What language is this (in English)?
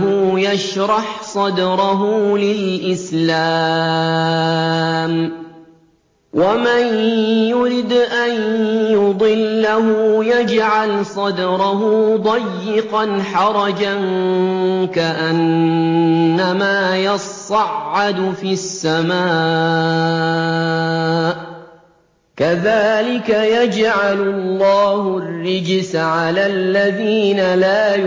Arabic